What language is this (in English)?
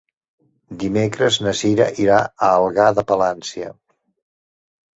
Catalan